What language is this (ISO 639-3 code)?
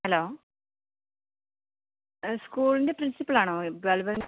mal